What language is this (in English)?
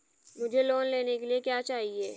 Hindi